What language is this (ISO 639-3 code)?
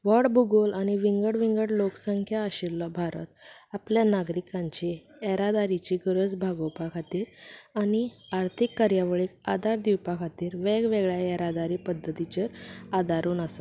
kok